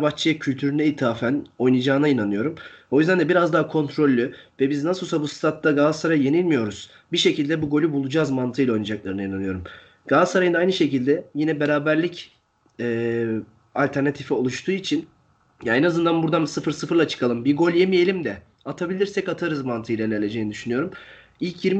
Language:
Turkish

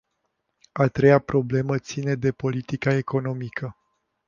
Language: Romanian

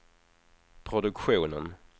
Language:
Swedish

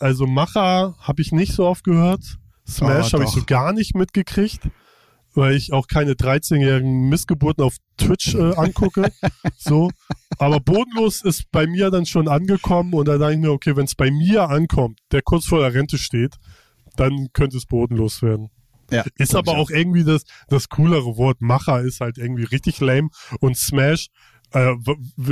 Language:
German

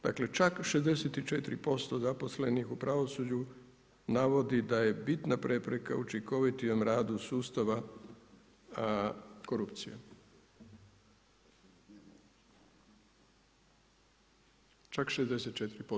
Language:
Croatian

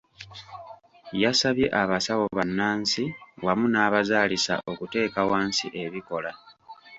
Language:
Ganda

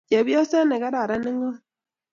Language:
Kalenjin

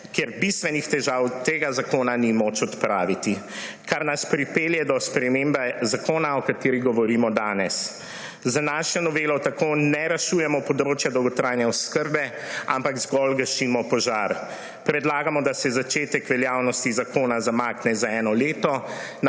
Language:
Slovenian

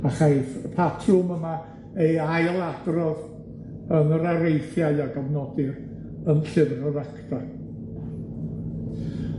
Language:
Welsh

